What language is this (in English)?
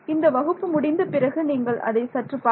Tamil